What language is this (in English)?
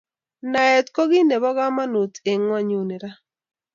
Kalenjin